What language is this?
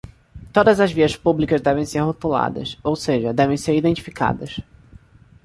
Portuguese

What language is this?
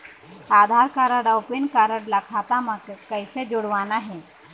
Chhattisgarhi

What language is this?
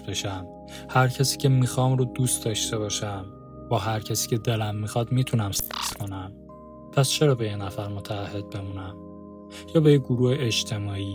Persian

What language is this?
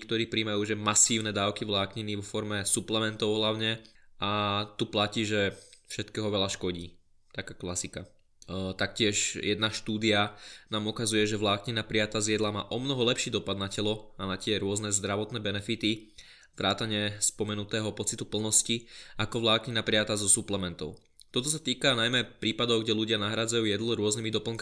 Slovak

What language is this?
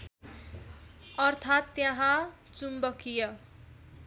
Nepali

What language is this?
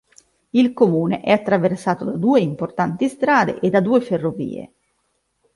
Italian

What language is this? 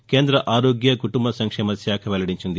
Telugu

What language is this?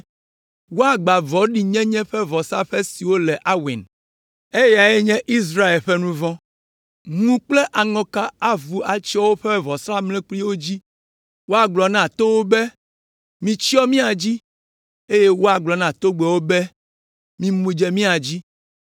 Ewe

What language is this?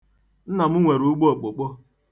Igbo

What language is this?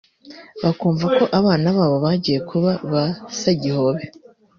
Kinyarwanda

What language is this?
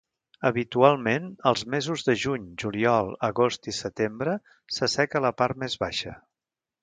Catalan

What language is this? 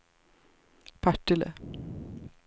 Swedish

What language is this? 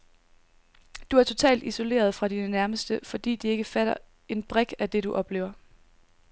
Danish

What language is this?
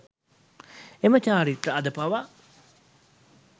Sinhala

